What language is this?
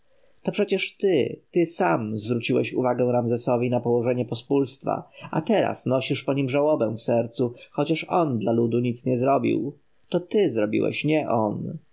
Polish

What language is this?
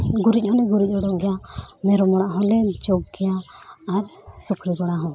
Santali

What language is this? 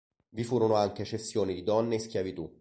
Italian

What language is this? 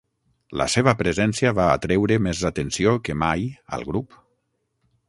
Catalan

